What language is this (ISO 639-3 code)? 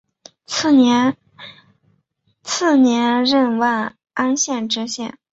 zho